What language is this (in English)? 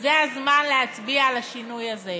Hebrew